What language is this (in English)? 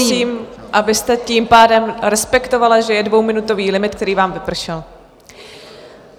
Czech